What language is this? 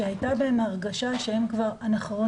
Hebrew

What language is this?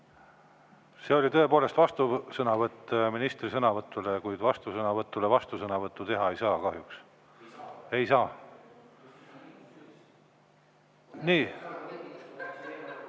Estonian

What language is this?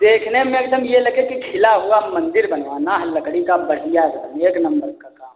Hindi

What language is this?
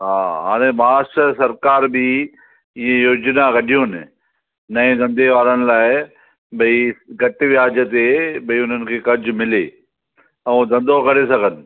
Sindhi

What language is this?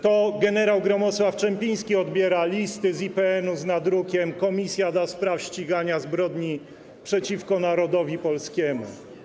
Polish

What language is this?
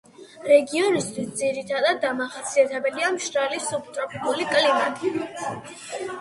Georgian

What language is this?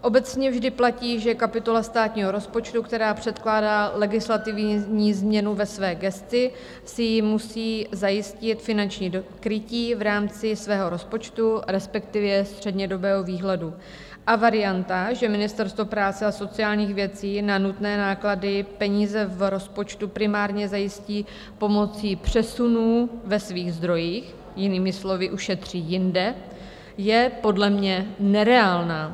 Czech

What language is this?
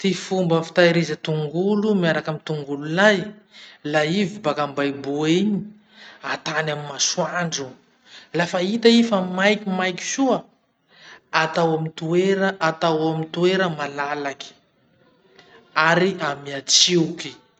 Masikoro Malagasy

